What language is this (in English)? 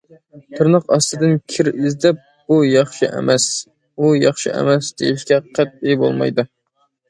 Uyghur